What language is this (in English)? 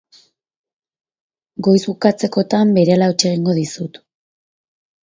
Basque